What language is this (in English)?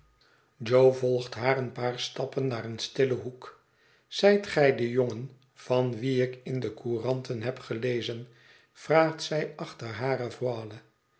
Dutch